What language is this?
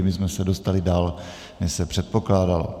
Czech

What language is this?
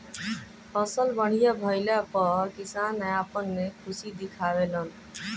Bhojpuri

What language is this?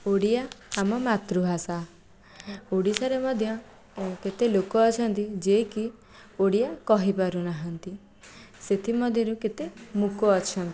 Odia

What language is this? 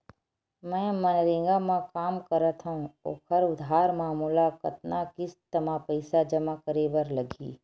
Chhattisgarhi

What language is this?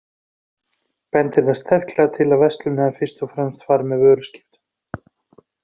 Icelandic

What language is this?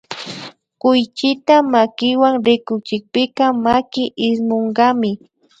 Imbabura Highland Quichua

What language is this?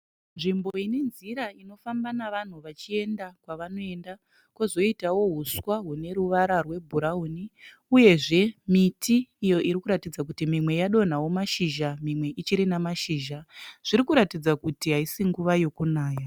Shona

